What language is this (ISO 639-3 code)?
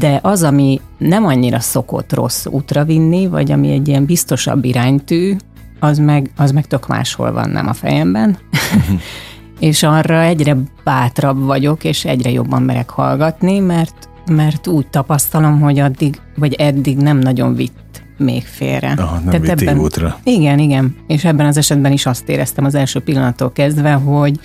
hun